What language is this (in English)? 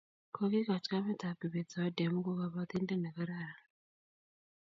Kalenjin